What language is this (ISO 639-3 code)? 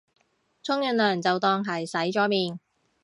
yue